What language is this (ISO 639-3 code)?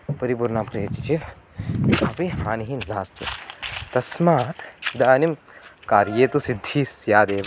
san